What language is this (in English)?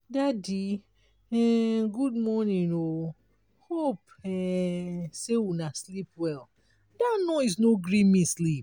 Nigerian Pidgin